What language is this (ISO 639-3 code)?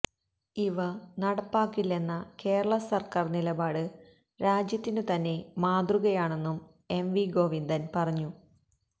mal